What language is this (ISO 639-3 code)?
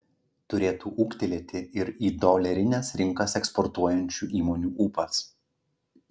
lit